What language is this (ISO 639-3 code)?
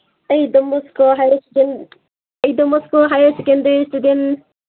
mni